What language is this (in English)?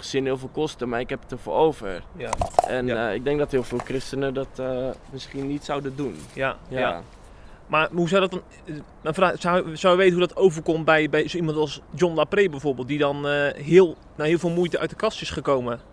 Dutch